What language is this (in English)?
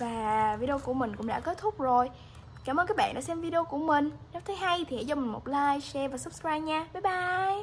Vietnamese